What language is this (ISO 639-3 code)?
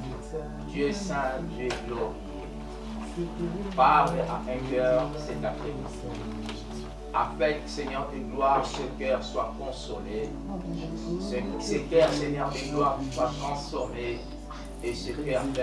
fra